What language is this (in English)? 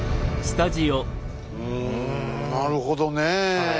Japanese